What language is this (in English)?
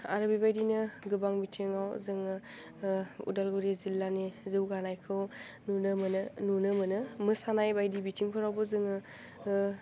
Bodo